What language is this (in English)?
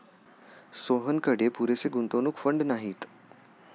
Marathi